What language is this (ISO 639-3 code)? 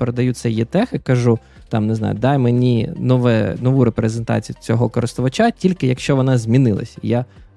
ukr